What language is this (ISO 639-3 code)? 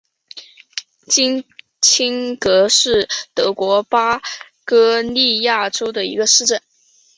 zho